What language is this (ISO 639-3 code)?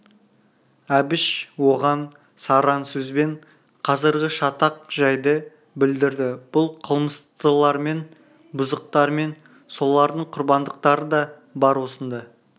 kaz